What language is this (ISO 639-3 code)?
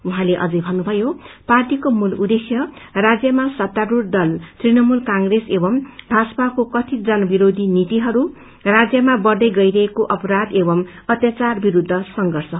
nep